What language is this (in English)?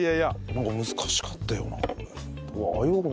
Japanese